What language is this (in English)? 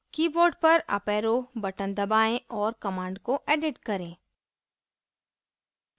Hindi